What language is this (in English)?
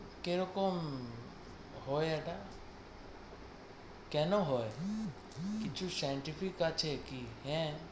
Bangla